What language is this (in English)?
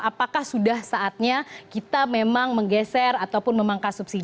Indonesian